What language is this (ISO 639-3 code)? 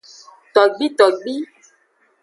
ajg